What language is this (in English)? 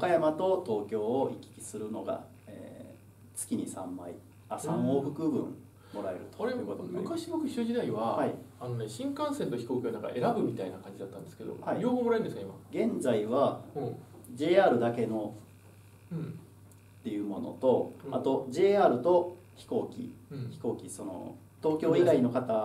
Japanese